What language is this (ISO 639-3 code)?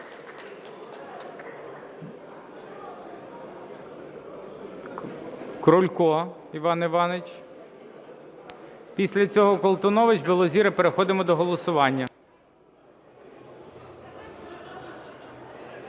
ukr